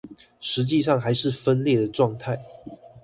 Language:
Chinese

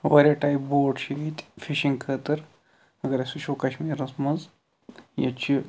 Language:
Kashmiri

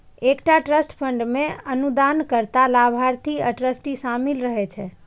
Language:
Maithili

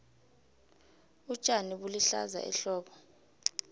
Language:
South Ndebele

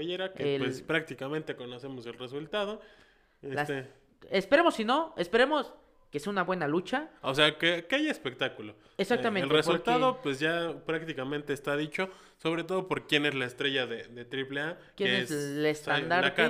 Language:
Spanish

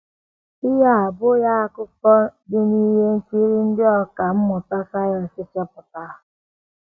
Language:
Igbo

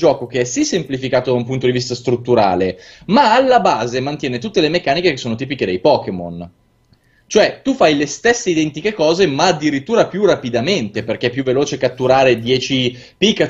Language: Italian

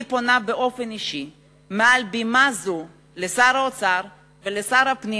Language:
Hebrew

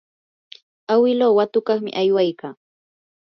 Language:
Yanahuanca Pasco Quechua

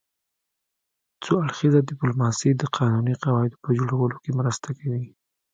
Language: Pashto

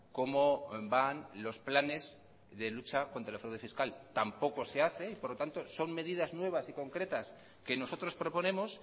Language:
Spanish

